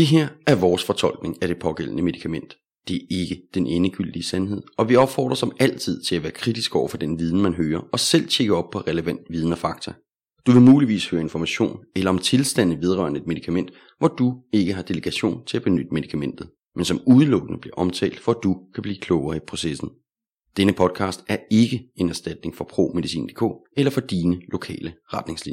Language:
Danish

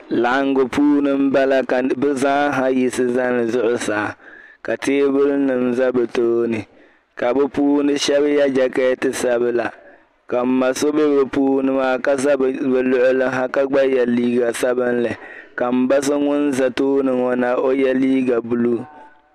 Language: Dagbani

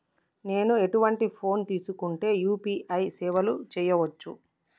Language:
Telugu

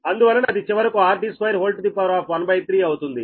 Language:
Telugu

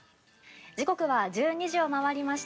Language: Japanese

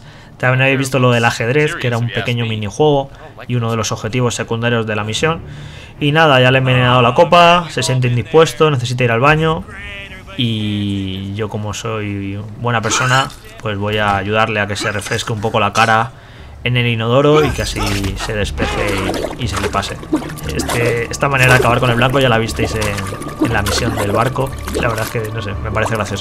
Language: Spanish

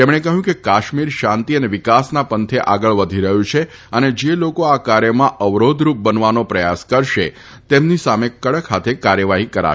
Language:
Gujarati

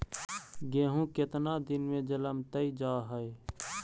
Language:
Magahi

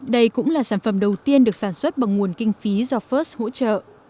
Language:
Vietnamese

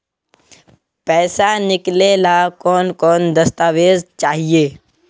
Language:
Magahi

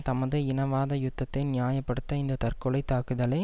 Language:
Tamil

